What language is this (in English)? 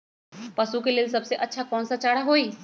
Magahi